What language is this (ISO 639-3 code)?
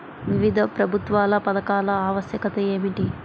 tel